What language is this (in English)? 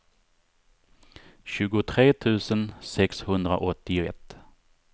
Swedish